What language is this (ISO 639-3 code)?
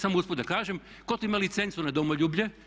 hrv